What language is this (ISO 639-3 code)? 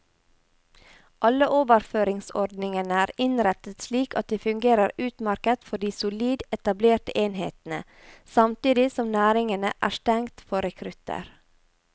nor